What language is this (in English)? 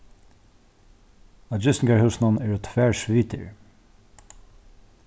Faroese